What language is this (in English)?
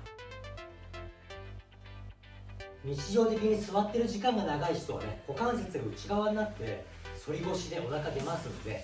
Japanese